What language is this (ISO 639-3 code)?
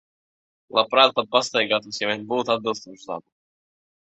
lav